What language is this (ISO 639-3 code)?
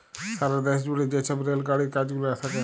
ben